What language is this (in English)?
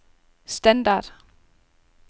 Danish